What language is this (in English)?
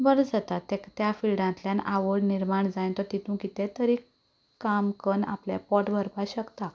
Konkani